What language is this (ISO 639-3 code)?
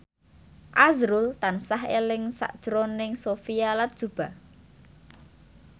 jav